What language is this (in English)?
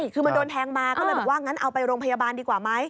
Thai